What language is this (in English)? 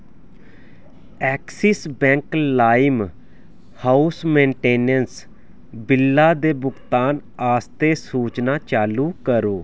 Dogri